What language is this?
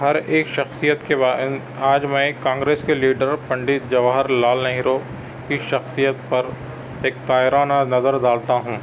Urdu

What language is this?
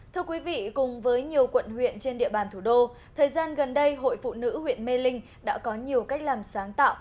Vietnamese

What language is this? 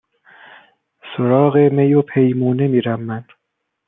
Persian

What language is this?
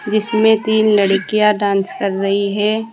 Hindi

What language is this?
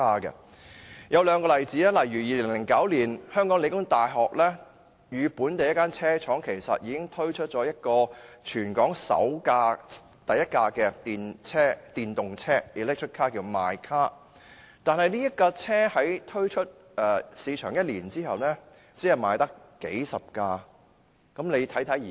Cantonese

